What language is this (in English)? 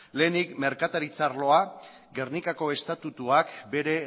Basque